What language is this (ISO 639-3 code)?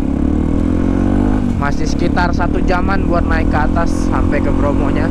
ind